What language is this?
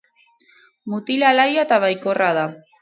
Basque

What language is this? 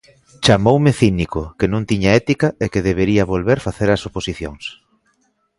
Galician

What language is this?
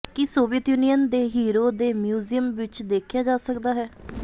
Punjabi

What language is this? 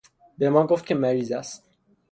Persian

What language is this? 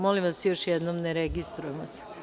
Serbian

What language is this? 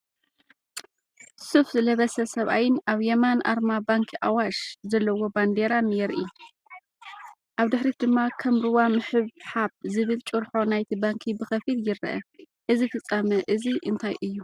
Tigrinya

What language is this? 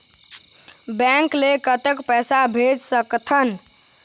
Chhattisgarhi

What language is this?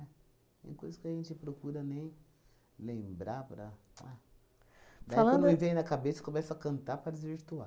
Portuguese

